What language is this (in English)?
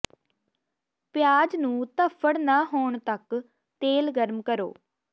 Punjabi